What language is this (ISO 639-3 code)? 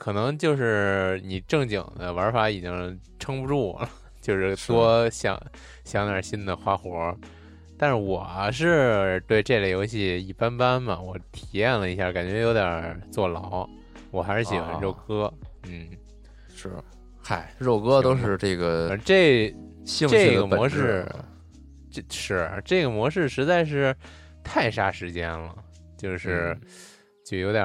zho